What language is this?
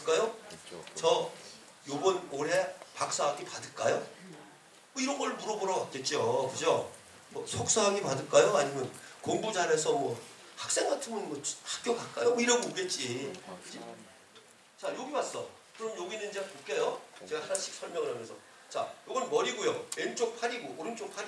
Korean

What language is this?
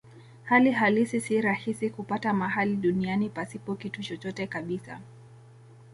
Swahili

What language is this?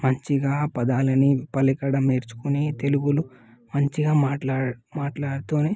Telugu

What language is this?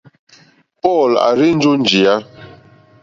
Mokpwe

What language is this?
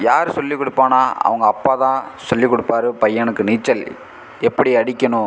Tamil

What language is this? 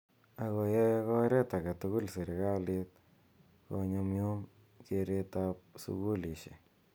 Kalenjin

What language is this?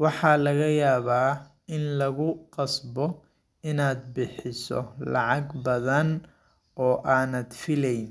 Somali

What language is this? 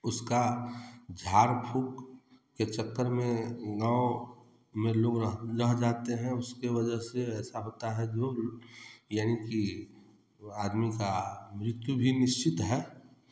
Hindi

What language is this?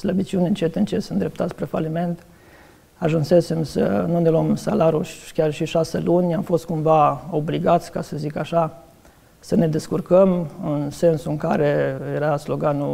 Romanian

